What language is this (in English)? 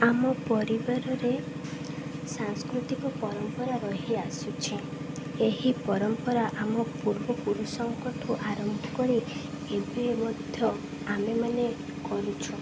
Odia